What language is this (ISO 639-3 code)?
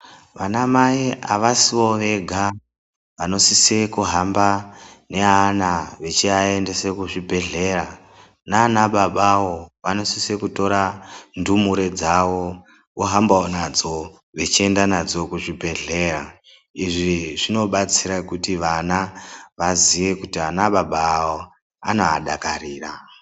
ndc